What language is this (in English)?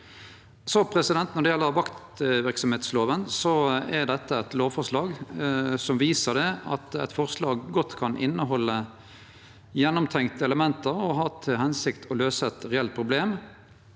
Norwegian